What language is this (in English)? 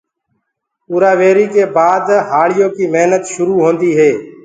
Gurgula